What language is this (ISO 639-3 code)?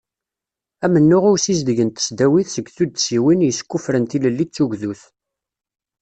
kab